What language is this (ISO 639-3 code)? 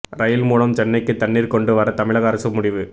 tam